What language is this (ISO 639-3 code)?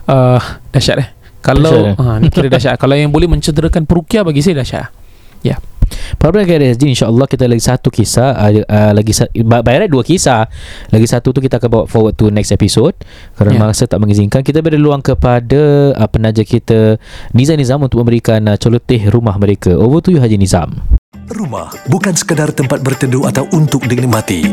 msa